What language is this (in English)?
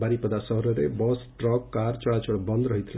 Odia